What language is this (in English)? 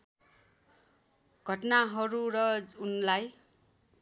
Nepali